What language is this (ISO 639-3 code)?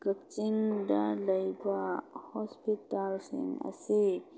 mni